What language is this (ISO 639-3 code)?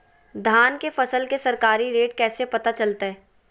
mag